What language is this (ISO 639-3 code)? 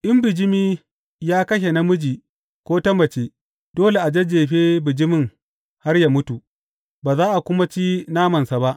hau